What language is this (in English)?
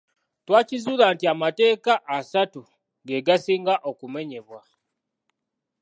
Ganda